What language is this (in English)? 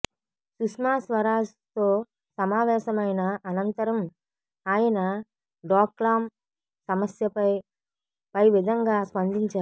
Telugu